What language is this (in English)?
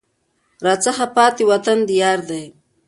Pashto